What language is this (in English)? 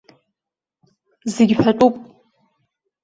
Abkhazian